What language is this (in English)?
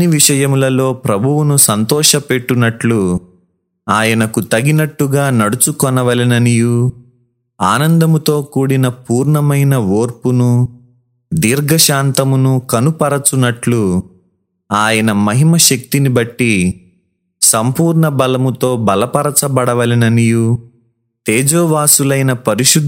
Telugu